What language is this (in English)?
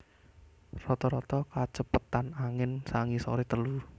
Javanese